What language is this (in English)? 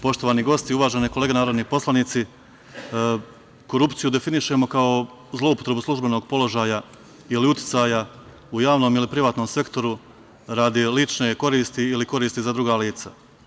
Serbian